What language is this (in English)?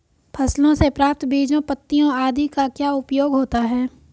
Hindi